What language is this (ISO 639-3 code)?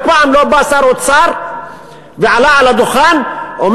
heb